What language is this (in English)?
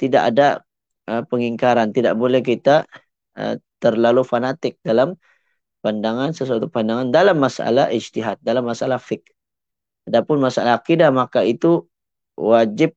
Malay